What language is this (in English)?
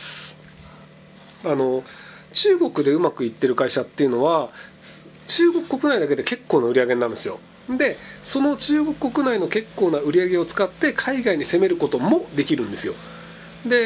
Japanese